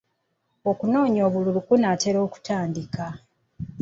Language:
Ganda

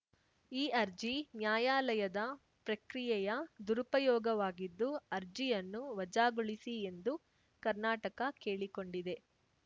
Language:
Kannada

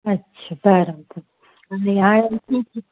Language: Sindhi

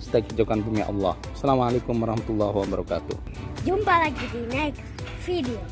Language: Indonesian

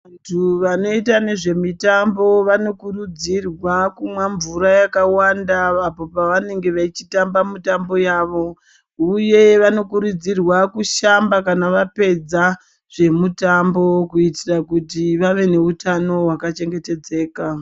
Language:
Ndau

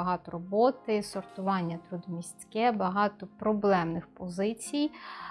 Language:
Ukrainian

